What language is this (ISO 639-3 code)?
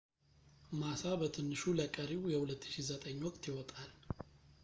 amh